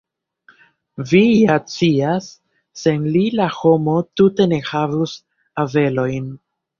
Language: Esperanto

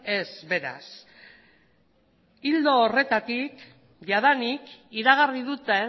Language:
Basque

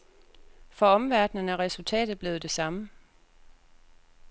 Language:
Danish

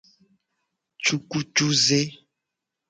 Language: Gen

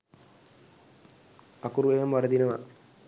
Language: Sinhala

